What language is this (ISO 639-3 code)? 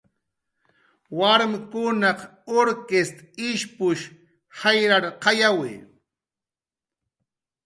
jqr